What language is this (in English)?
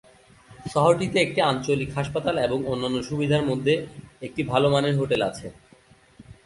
Bangla